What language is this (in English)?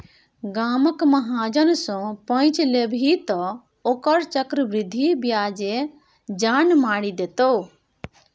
Maithili